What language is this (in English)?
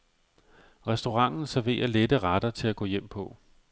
Danish